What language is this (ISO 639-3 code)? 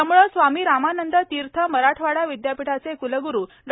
mar